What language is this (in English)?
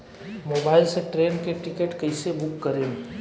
Bhojpuri